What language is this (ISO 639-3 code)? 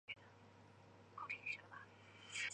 zho